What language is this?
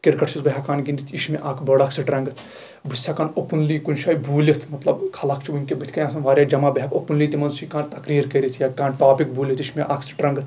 Kashmiri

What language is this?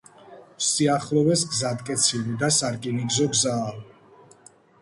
Georgian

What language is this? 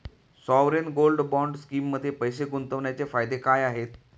Marathi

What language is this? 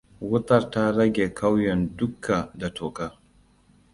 Hausa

